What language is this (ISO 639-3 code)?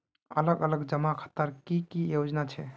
mag